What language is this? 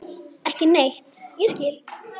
Icelandic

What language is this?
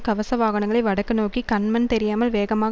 Tamil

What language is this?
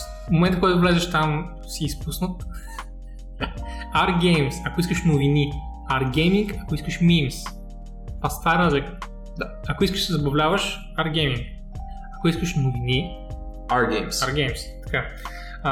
Bulgarian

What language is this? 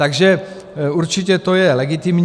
Czech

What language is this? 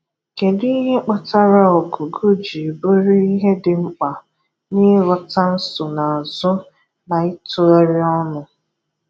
Igbo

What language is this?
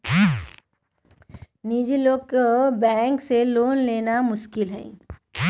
Magahi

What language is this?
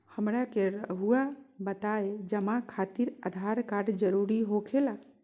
Magahi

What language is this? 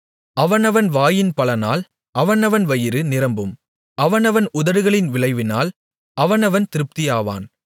Tamil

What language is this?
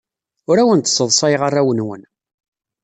Kabyle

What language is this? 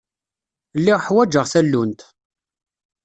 Kabyle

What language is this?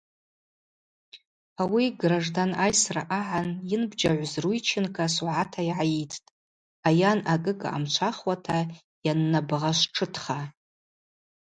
Abaza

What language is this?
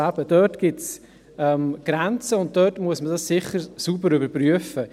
Swiss German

